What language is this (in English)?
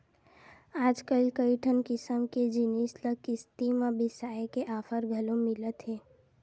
Chhattisgarhi